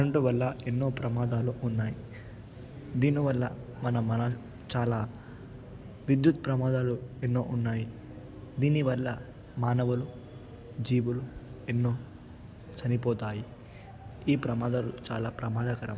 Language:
Telugu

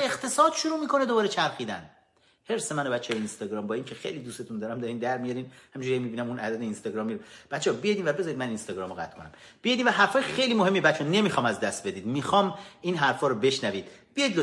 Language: Persian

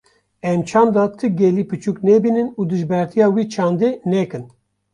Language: Kurdish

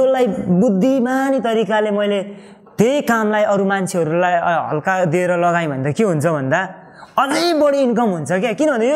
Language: Korean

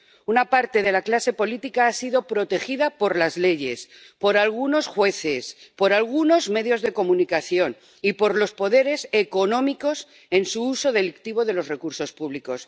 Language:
Spanish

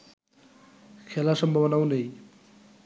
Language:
Bangla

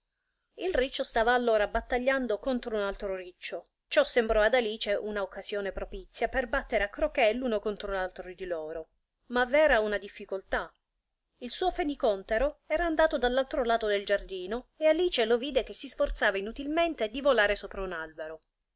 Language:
Italian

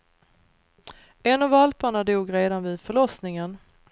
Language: Swedish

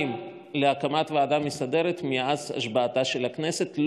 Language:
Hebrew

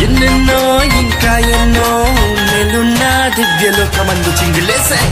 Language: Romanian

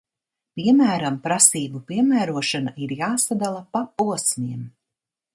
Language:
Latvian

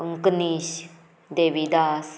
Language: Konkani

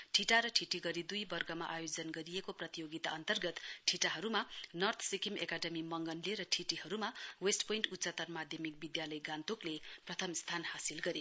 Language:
Nepali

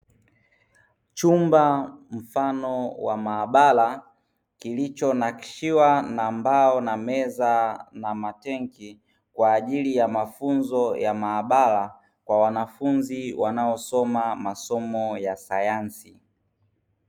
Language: Swahili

